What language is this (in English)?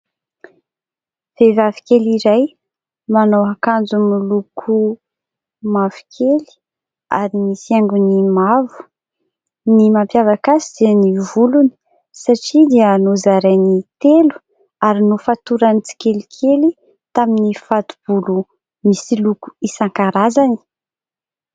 Malagasy